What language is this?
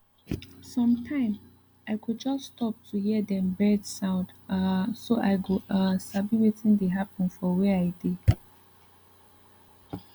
Nigerian Pidgin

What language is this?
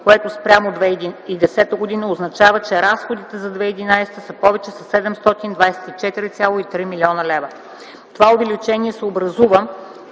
Bulgarian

